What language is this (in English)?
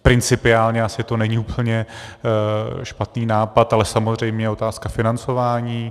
Czech